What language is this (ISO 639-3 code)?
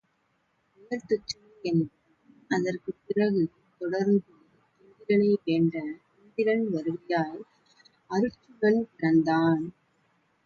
tam